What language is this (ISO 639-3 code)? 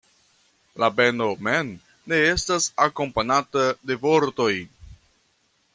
epo